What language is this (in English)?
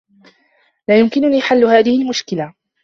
Arabic